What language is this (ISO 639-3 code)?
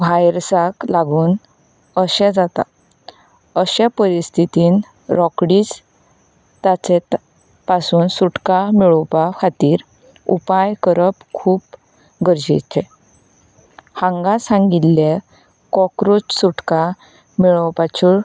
kok